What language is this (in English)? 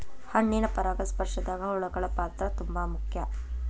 Kannada